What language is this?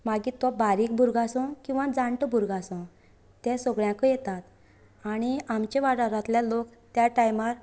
Konkani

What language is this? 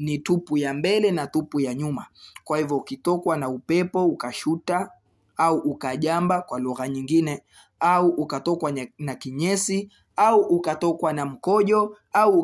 Swahili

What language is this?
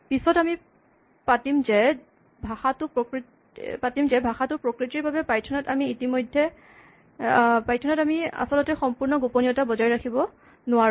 Assamese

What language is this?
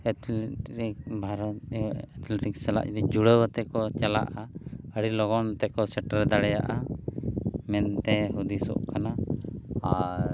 Santali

